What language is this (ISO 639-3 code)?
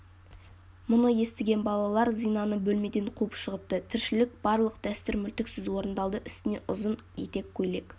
kaz